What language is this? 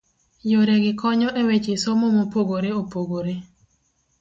Luo (Kenya and Tanzania)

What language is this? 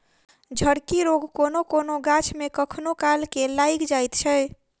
Maithili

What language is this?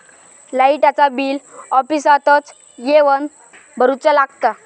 Marathi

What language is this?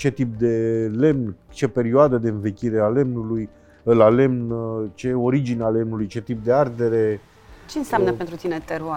Romanian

